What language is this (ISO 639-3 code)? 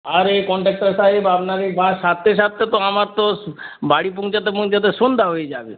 ben